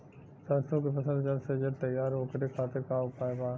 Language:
Bhojpuri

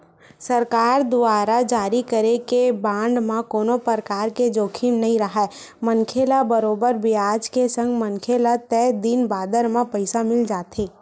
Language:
Chhattisgarhi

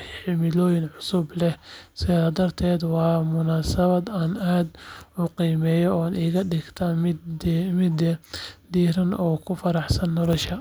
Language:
Somali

